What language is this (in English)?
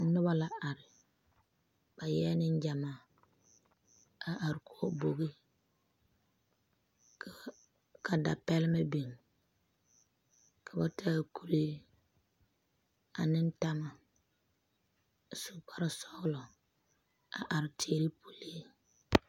Southern Dagaare